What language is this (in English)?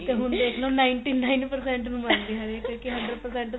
Punjabi